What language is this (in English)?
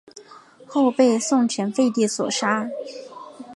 Chinese